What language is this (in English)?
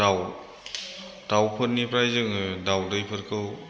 Bodo